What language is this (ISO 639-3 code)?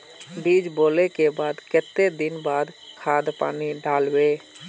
mag